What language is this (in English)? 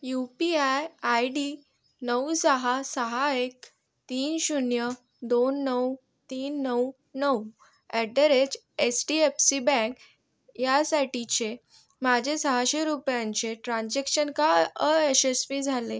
Marathi